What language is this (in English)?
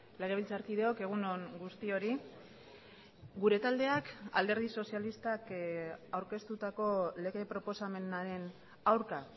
Basque